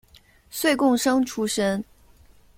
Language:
Chinese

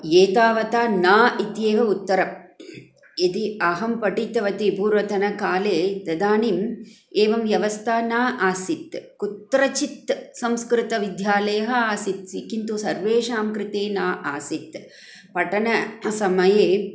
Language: Sanskrit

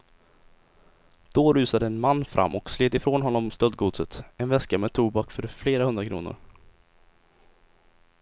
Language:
Swedish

